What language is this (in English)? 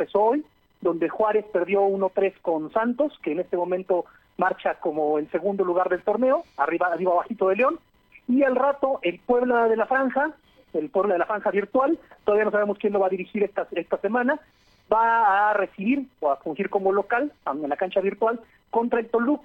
Spanish